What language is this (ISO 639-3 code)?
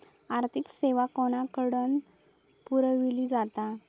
mar